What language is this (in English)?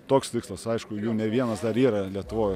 Lithuanian